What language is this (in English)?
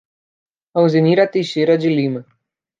Portuguese